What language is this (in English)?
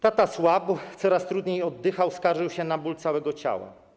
Polish